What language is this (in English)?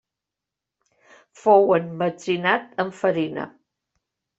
Catalan